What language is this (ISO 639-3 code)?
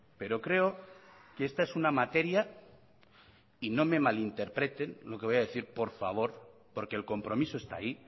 spa